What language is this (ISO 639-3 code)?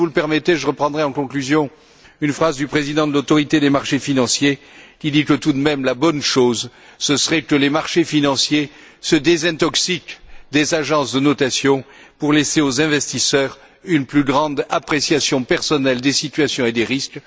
fra